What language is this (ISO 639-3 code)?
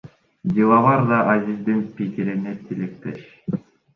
kir